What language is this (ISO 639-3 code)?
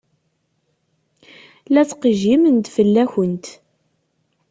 kab